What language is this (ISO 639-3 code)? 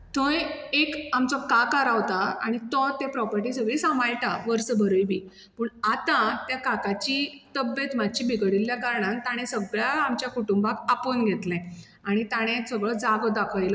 kok